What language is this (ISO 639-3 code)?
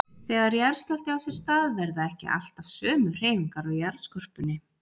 isl